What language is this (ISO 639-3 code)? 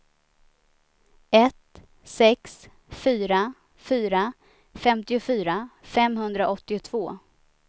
swe